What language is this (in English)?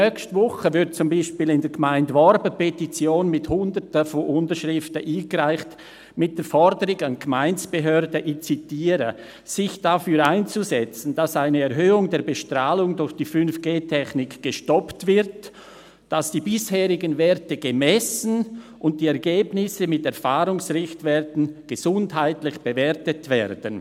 Swiss German